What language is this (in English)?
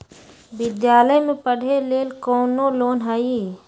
Magahi